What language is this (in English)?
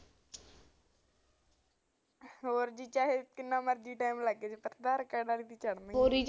Punjabi